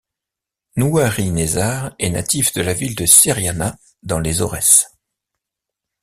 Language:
French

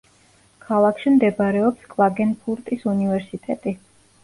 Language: Georgian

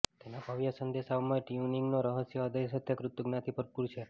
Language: Gujarati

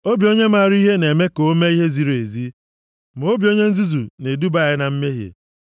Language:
Igbo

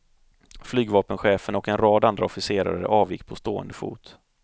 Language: Swedish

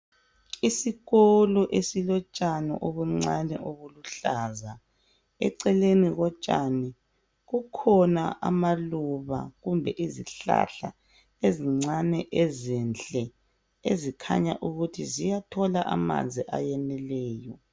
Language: North Ndebele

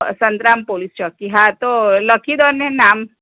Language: Gujarati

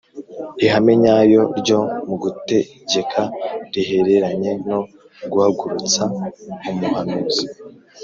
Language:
Kinyarwanda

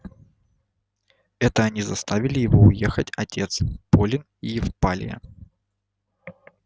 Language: Russian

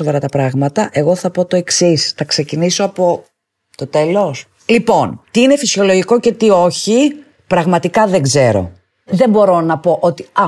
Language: Greek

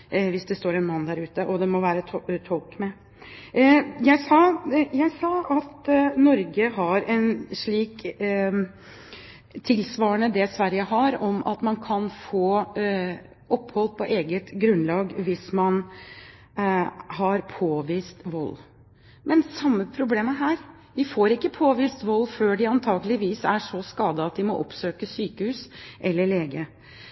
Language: Norwegian Bokmål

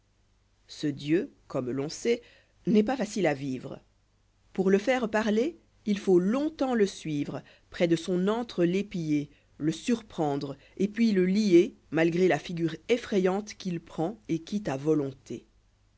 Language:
French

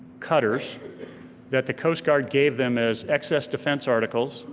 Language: English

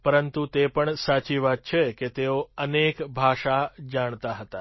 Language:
Gujarati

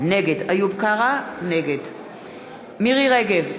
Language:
Hebrew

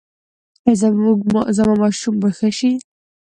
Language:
Pashto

